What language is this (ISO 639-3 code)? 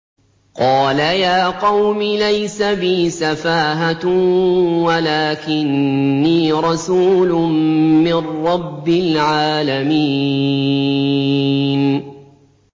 ara